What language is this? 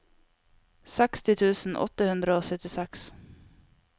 Norwegian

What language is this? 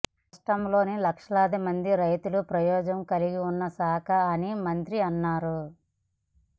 Telugu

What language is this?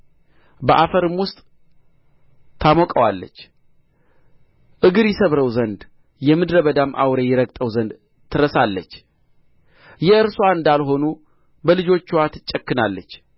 Amharic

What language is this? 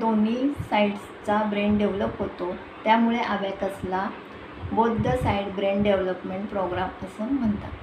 Hindi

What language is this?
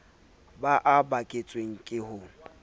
Southern Sotho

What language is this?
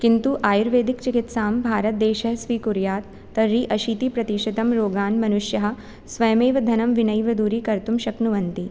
Sanskrit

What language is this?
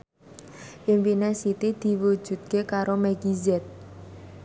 Javanese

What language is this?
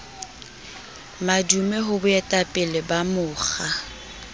Southern Sotho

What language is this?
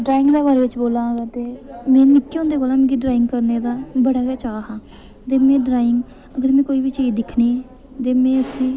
Dogri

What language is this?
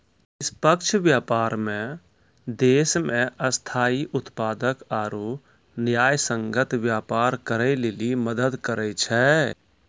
Maithili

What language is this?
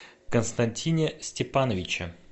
Russian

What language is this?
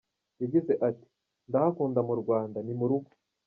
Kinyarwanda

